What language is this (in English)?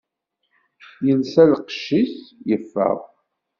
Kabyle